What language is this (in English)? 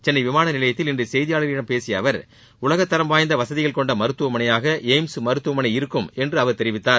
Tamil